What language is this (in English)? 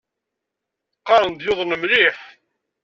Kabyle